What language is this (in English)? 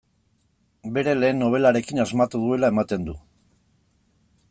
Basque